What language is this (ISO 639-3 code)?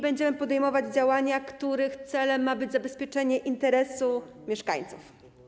pol